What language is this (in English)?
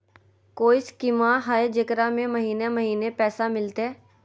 Magahi